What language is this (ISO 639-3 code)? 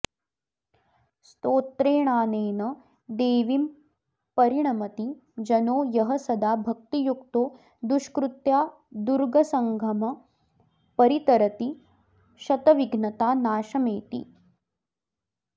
san